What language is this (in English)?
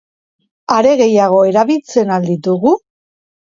Basque